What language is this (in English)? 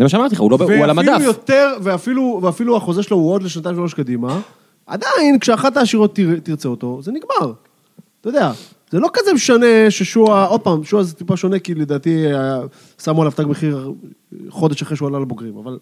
Hebrew